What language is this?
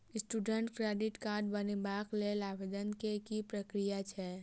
Maithili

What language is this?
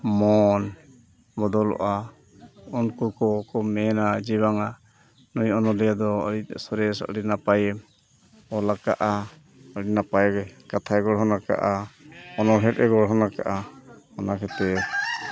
Santali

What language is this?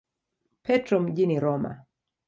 Swahili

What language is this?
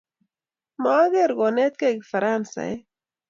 Kalenjin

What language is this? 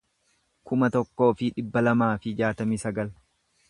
Oromo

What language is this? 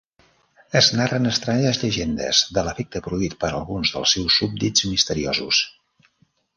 Catalan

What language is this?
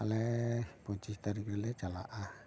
Santali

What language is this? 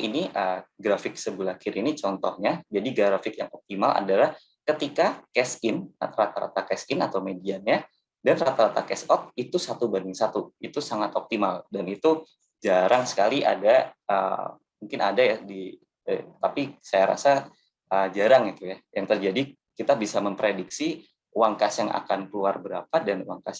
Indonesian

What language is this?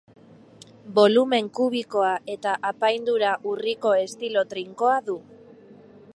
Basque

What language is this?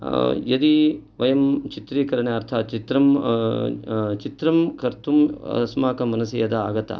Sanskrit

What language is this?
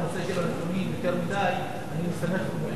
Hebrew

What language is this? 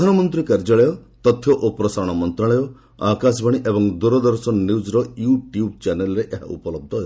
Odia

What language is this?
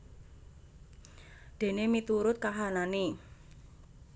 Javanese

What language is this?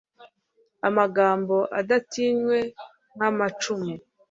Kinyarwanda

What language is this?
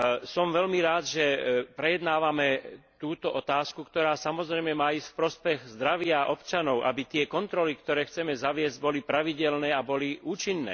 Slovak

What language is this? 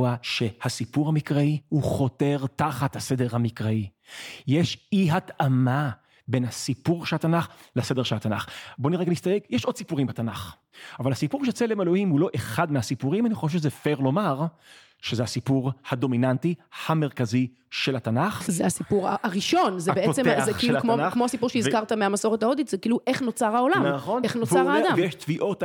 Hebrew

